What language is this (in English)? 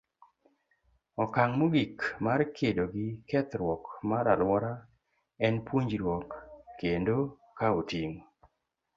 Luo (Kenya and Tanzania)